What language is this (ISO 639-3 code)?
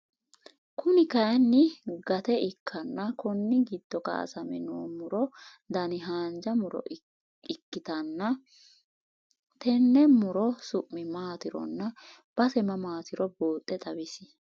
sid